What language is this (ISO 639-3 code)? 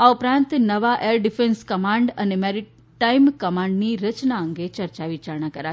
guj